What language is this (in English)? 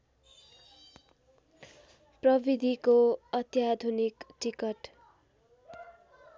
Nepali